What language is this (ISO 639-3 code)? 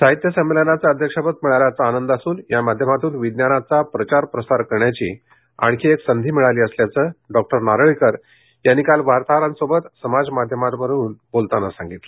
mar